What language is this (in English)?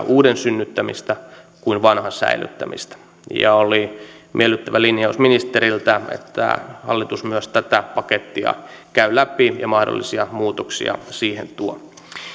Finnish